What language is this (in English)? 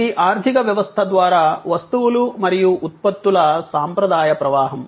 Telugu